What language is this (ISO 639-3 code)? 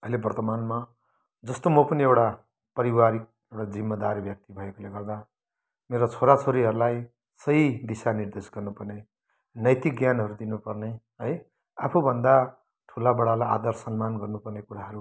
nep